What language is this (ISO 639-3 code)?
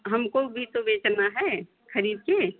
hin